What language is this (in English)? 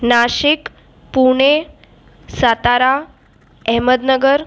Sindhi